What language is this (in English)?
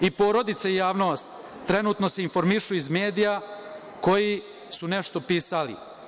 Serbian